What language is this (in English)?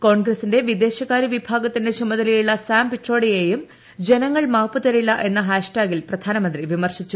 Malayalam